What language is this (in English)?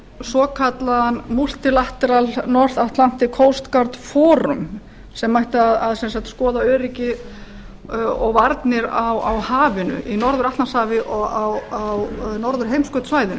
Icelandic